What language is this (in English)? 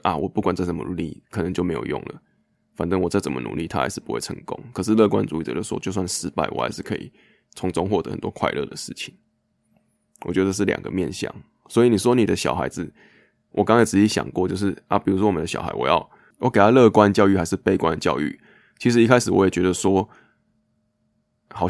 Chinese